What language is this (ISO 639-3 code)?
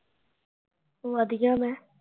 pan